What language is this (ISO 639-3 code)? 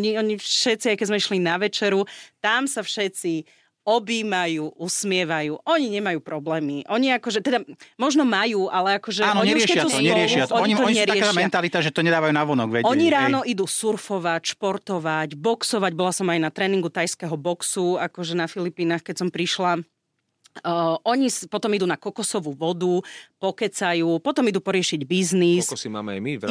slk